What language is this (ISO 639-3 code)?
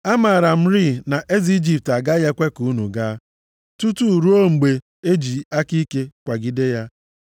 ibo